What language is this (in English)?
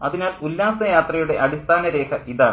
Malayalam